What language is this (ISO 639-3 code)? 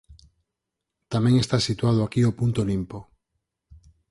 glg